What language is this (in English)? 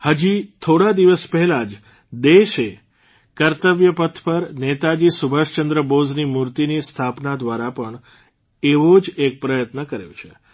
Gujarati